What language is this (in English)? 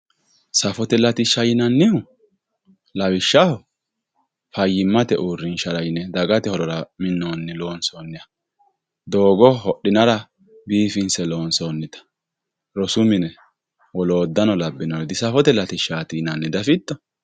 Sidamo